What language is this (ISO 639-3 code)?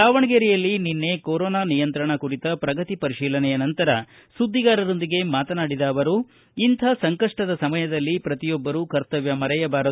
kan